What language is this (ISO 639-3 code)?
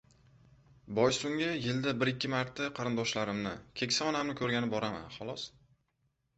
uzb